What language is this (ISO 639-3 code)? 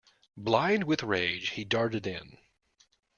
eng